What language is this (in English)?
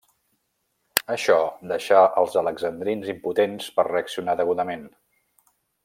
Catalan